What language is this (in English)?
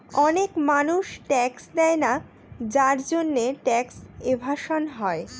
Bangla